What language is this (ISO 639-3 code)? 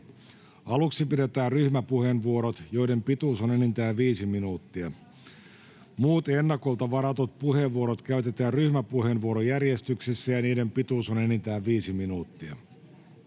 fin